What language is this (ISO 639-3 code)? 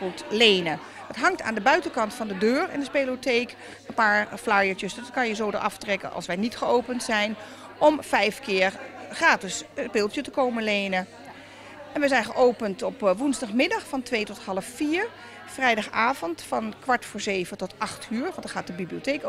nld